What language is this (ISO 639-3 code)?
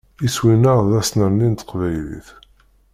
kab